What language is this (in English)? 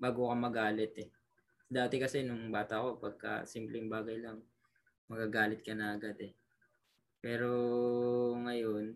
Filipino